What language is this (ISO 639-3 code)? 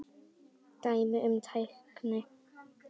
isl